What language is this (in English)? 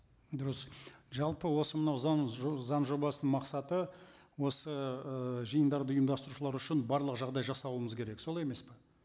Kazakh